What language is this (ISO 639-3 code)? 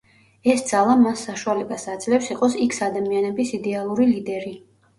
kat